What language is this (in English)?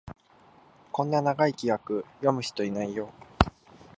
Japanese